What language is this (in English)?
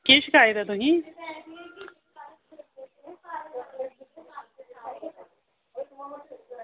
Dogri